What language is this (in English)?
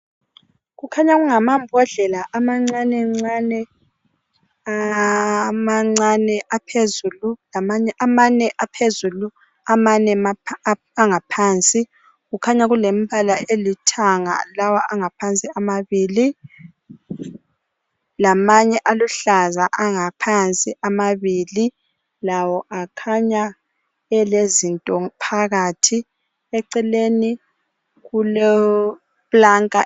North Ndebele